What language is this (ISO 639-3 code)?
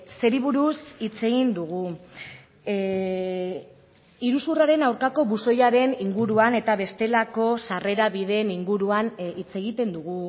eus